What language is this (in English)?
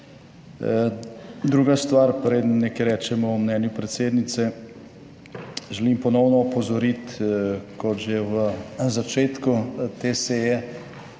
Slovenian